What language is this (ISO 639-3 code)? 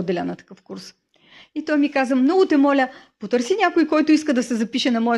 bul